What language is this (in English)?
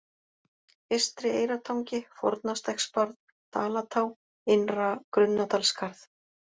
Icelandic